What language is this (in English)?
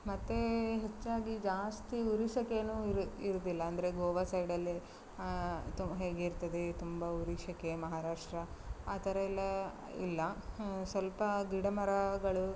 Kannada